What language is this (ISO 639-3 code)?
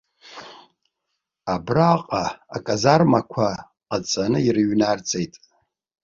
abk